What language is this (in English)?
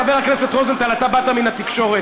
Hebrew